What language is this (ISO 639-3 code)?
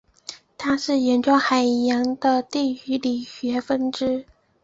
zho